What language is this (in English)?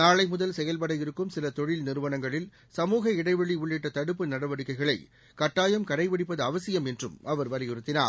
Tamil